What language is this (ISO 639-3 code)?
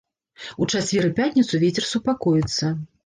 bel